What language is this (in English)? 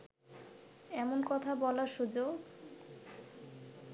Bangla